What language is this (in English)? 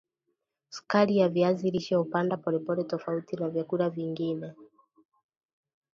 Swahili